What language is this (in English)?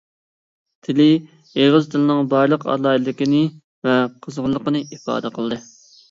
Uyghur